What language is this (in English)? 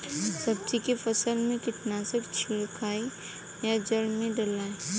Bhojpuri